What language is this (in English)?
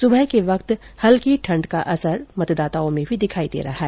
Hindi